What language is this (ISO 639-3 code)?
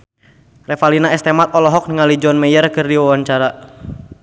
sun